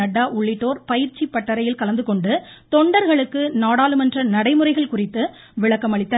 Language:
Tamil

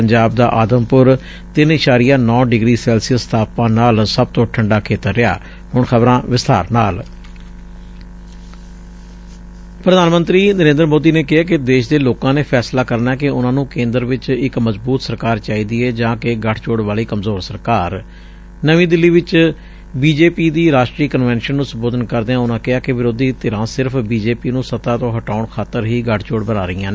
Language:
Punjabi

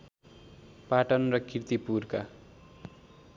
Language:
Nepali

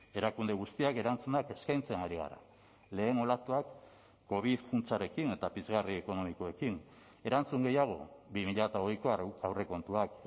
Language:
Basque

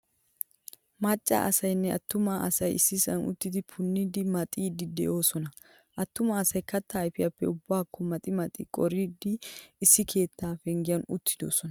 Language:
Wolaytta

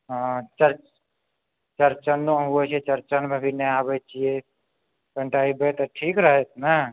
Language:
Maithili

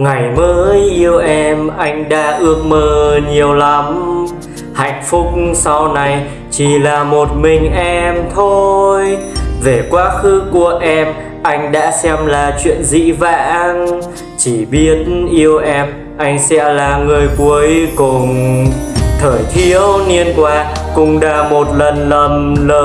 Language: Vietnamese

